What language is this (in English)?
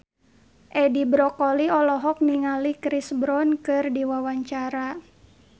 Sundanese